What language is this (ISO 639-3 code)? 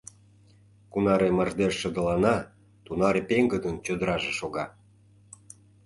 chm